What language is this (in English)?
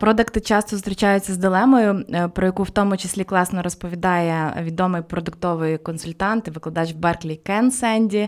Ukrainian